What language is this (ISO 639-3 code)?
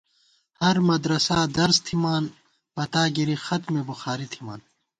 gwt